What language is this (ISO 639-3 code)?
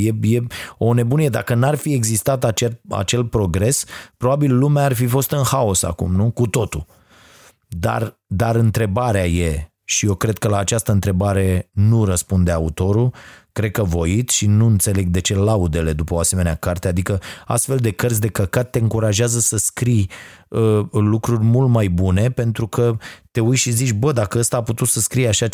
ron